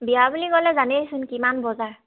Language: Assamese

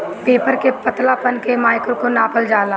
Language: Bhojpuri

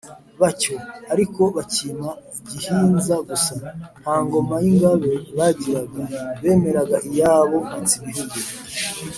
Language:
Kinyarwanda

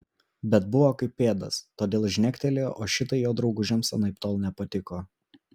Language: Lithuanian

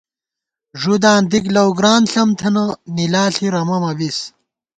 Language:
Gawar-Bati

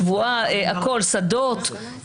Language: Hebrew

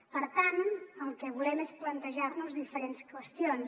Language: Catalan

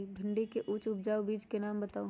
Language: Magahi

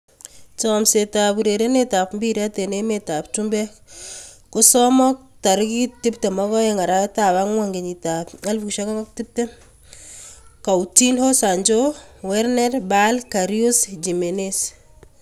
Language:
Kalenjin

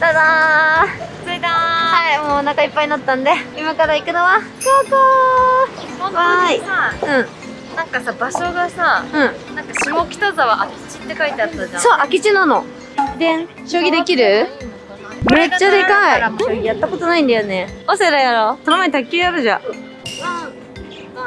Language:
Japanese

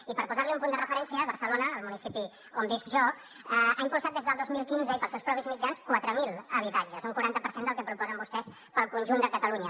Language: Catalan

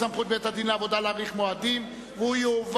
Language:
Hebrew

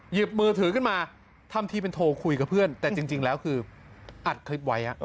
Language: Thai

